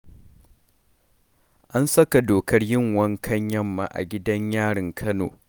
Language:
Hausa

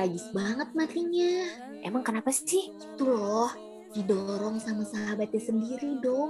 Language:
Indonesian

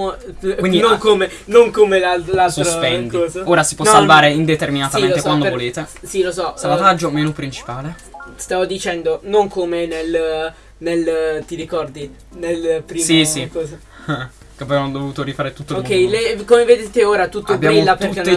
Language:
Italian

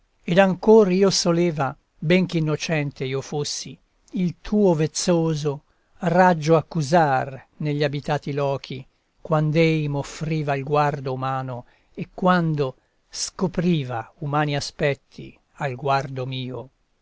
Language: Italian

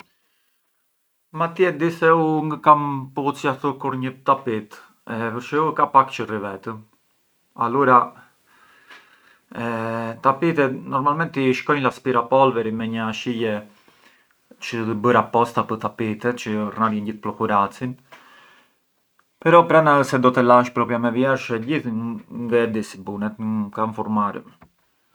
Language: Arbëreshë Albanian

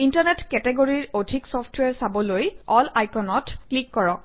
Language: Assamese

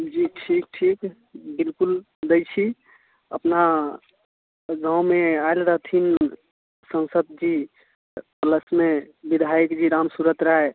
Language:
Maithili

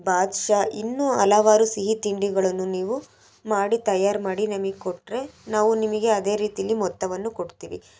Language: Kannada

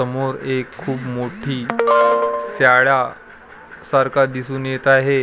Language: Marathi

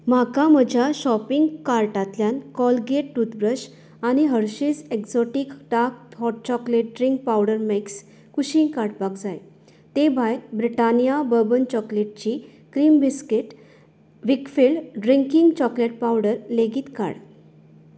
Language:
Konkani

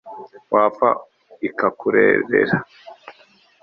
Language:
Kinyarwanda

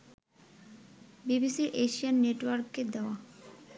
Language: Bangla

